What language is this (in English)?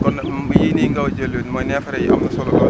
Wolof